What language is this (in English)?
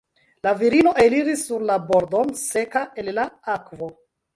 Esperanto